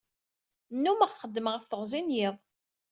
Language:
Kabyle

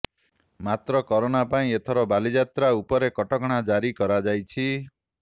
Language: Odia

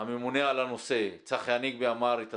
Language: Hebrew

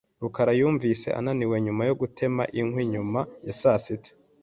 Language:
Kinyarwanda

